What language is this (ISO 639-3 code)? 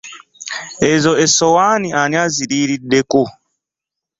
lug